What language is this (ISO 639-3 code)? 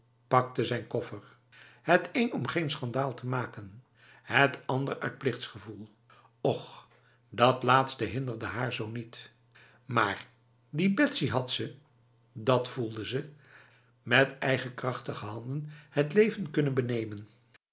nld